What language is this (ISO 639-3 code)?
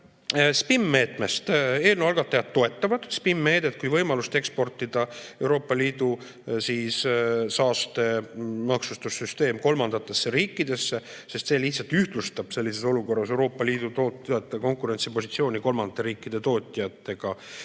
est